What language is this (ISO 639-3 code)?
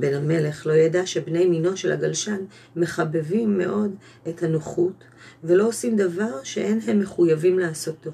heb